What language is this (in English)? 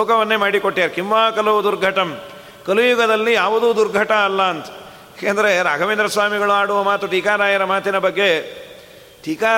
Kannada